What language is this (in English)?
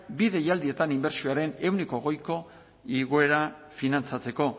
Basque